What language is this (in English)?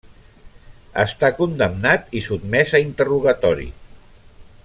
Catalan